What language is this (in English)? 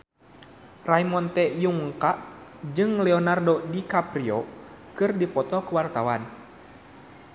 Sundanese